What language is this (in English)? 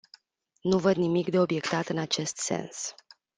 Romanian